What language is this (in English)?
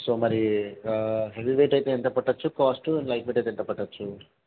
Telugu